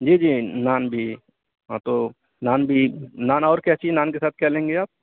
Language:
Urdu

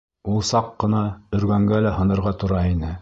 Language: Bashkir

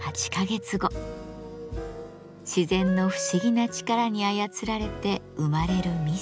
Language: Japanese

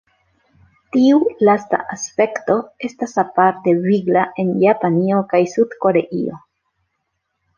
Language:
Esperanto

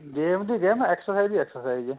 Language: Punjabi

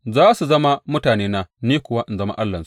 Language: Hausa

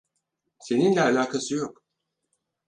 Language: Turkish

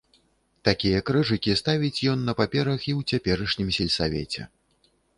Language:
Belarusian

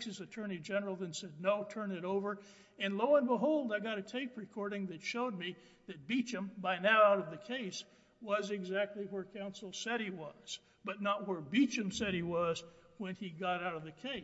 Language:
English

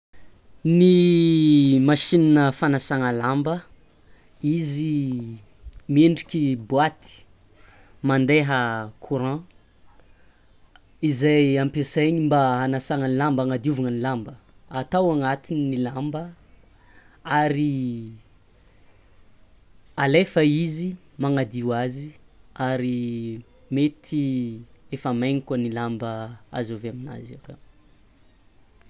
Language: Tsimihety Malagasy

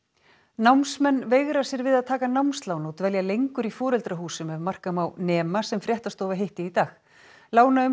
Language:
Icelandic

